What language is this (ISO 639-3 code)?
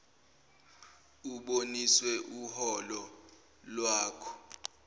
zul